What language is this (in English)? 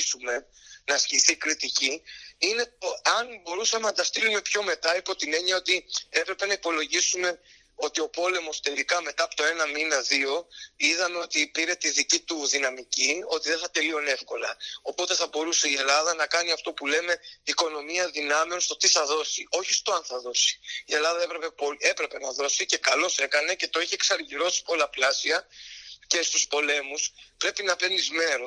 Greek